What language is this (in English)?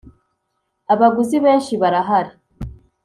Kinyarwanda